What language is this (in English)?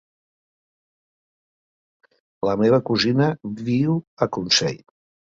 Catalan